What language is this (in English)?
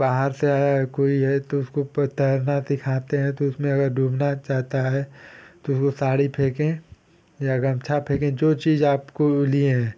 Hindi